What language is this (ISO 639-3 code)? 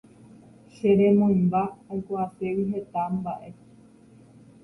grn